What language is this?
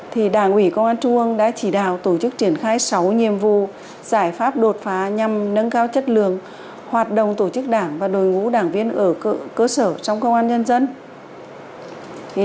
Vietnamese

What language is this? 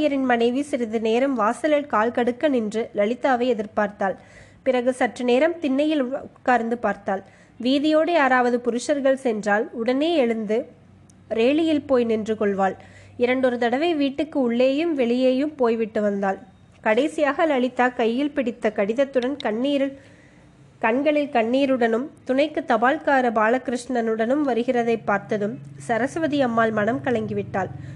Tamil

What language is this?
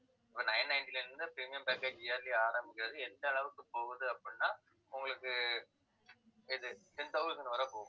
Tamil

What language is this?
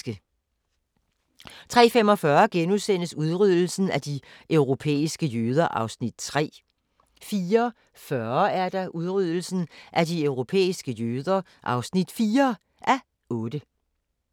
Danish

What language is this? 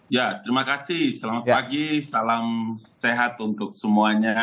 Indonesian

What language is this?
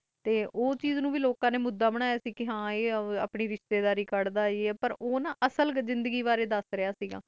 Punjabi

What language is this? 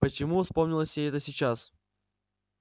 Russian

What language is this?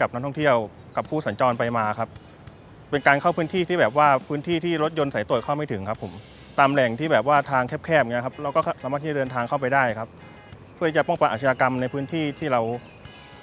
Thai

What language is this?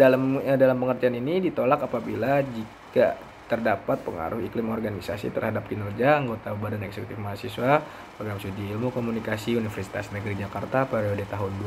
Indonesian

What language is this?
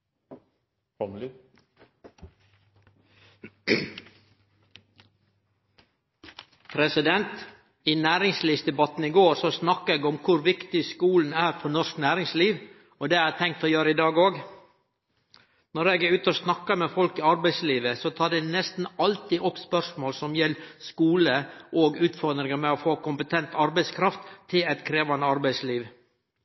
Norwegian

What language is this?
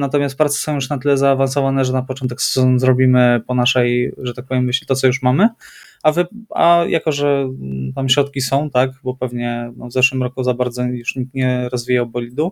Polish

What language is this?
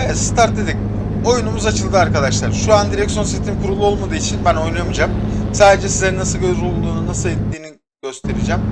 Turkish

